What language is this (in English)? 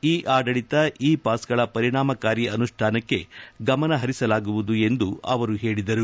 Kannada